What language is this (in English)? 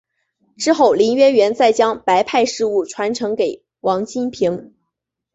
Chinese